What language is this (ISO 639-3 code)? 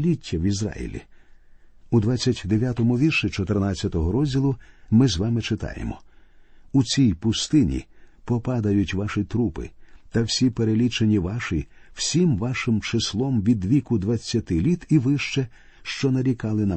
ukr